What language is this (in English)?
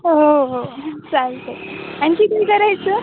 Marathi